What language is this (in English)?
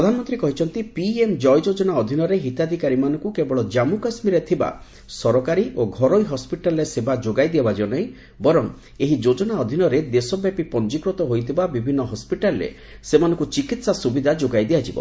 Odia